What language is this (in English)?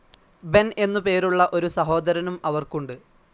Malayalam